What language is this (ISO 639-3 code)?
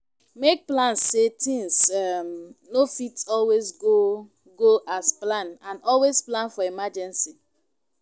pcm